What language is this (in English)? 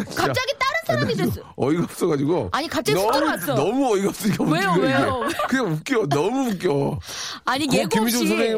Korean